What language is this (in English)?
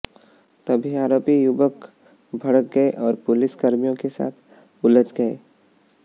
Hindi